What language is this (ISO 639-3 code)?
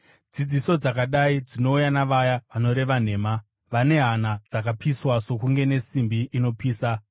sna